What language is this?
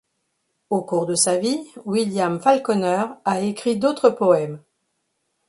French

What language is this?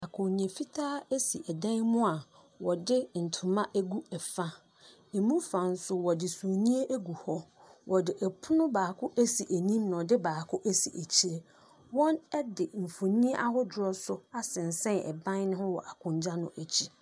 Akan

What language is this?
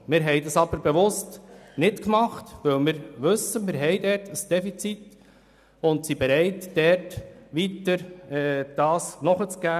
Swiss German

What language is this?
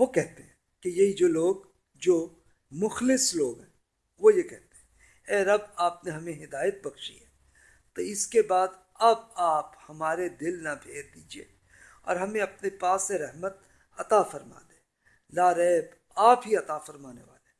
Urdu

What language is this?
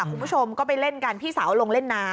Thai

